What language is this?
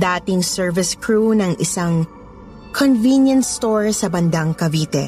Filipino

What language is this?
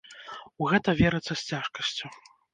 Belarusian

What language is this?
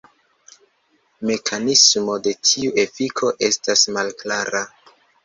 Esperanto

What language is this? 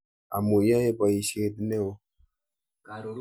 Kalenjin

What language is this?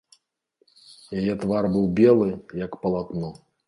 Belarusian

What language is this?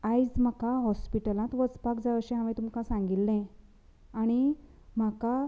Konkani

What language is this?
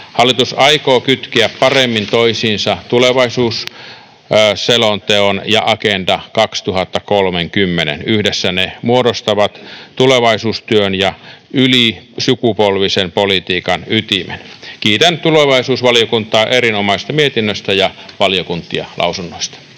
Finnish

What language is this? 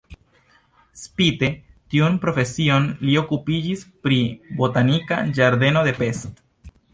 Esperanto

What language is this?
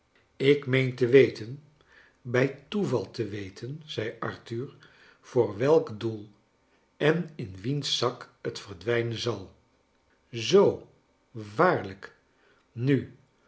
Dutch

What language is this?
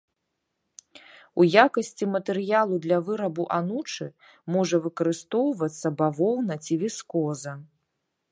Belarusian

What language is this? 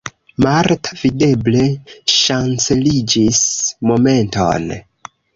Esperanto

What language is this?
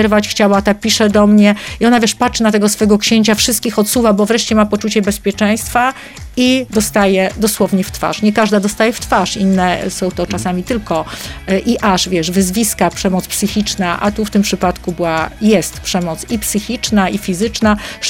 Polish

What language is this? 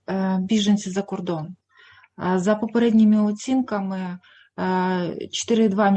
Ukrainian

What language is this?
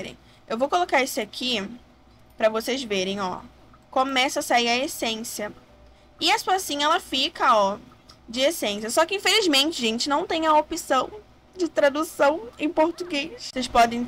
Portuguese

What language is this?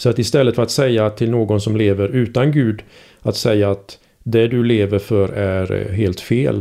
Swedish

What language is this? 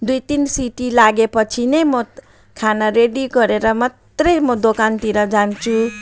Nepali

